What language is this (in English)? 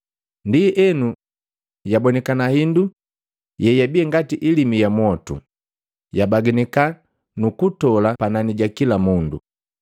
Matengo